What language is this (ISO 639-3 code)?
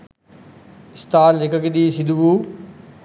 sin